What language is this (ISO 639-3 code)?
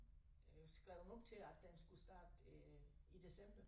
dan